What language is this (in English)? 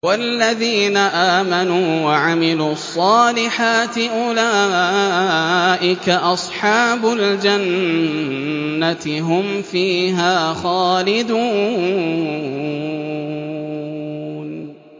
Arabic